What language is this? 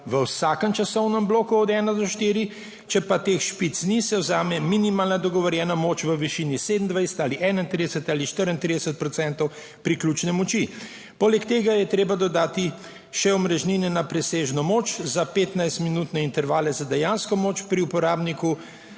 Slovenian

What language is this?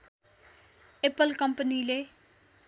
Nepali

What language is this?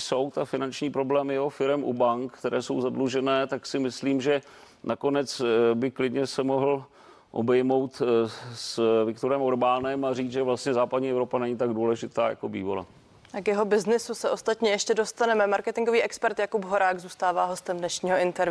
Czech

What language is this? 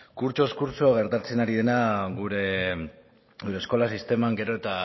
Basque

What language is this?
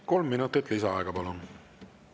Estonian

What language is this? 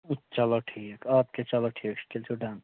Kashmiri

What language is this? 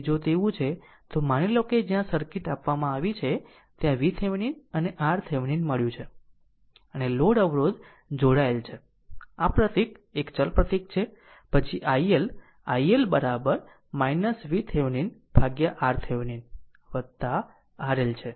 Gujarati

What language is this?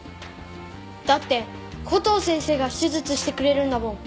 Japanese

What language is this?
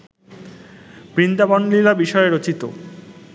Bangla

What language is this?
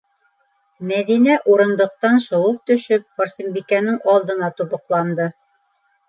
Bashkir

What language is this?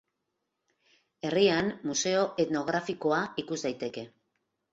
Basque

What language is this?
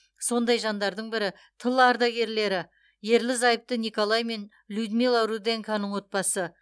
Kazakh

